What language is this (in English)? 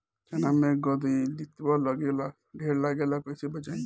Bhojpuri